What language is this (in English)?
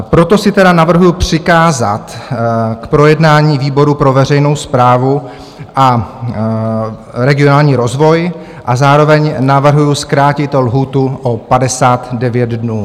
Czech